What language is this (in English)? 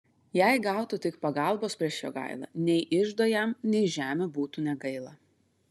Lithuanian